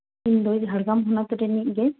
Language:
Santali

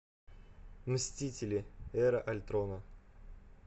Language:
Russian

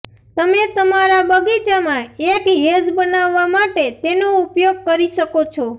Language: Gujarati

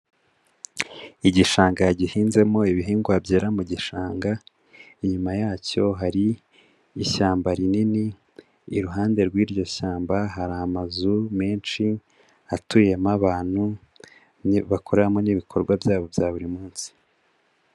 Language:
Kinyarwanda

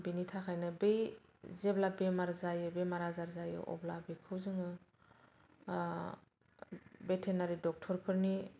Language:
Bodo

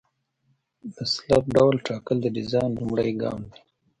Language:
Pashto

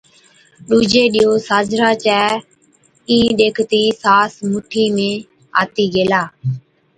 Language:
Od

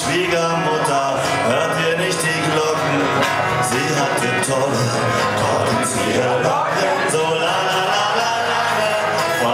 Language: Romanian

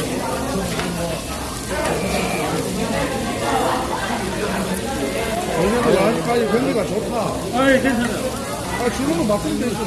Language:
Korean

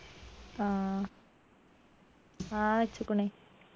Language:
Malayalam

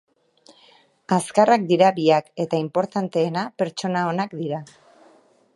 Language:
Basque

